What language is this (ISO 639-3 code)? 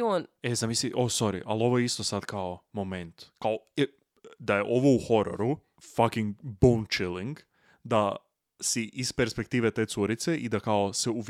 hrv